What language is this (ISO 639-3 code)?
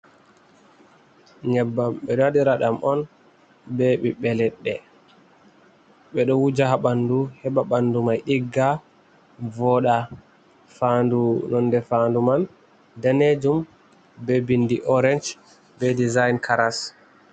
ful